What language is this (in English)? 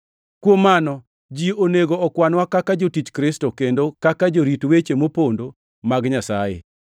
Luo (Kenya and Tanzania)